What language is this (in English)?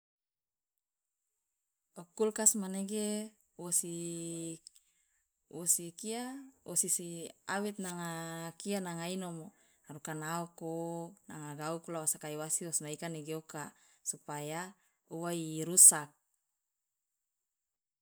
Loloda